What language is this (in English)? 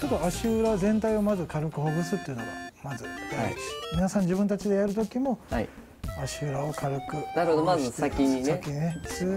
Japanese